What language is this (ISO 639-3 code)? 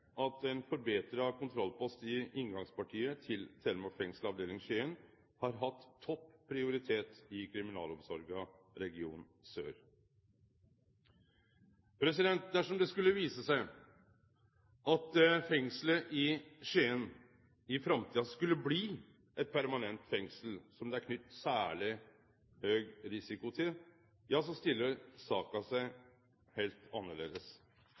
nno